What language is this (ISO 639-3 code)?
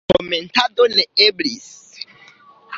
epo